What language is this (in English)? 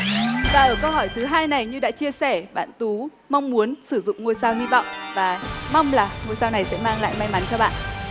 Vietnamese